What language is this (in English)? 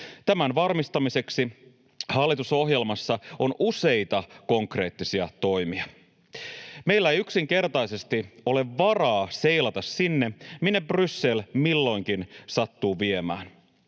Finnish